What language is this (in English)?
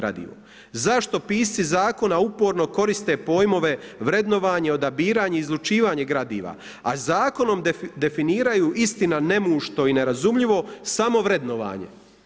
Croatian